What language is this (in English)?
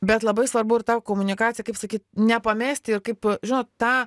Lithuanian